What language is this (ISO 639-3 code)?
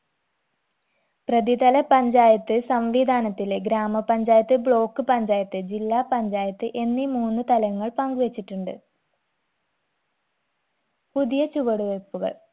mal